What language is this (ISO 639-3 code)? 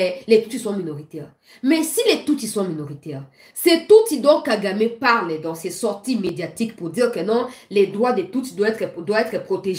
fra